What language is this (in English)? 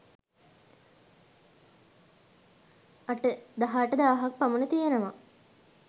Sinhala